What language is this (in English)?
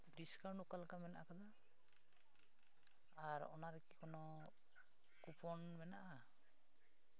Santali